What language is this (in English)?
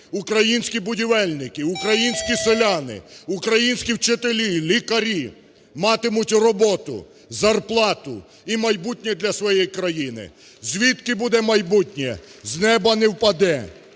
Ukrainian